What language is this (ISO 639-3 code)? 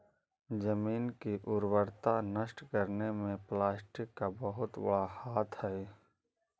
mag